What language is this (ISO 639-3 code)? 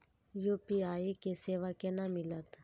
mai